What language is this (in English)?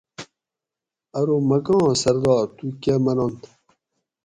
Gawri